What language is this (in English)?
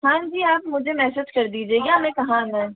Hindi